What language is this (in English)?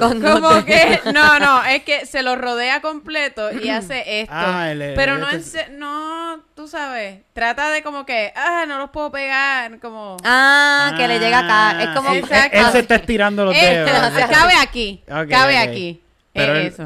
Spanish